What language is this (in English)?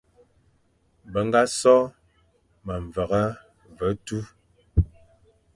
Fang